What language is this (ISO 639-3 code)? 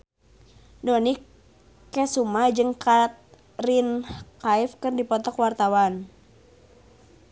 sun